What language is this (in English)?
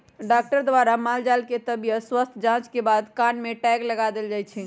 Magahi